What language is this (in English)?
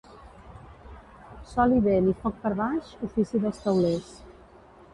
Catalan